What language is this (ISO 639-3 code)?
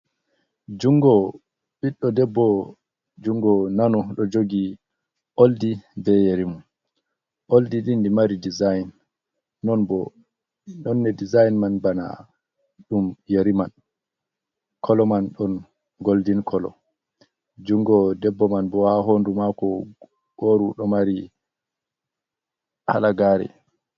ful